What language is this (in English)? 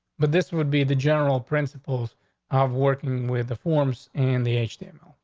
English